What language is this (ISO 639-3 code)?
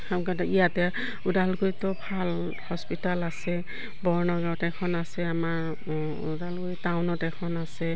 asm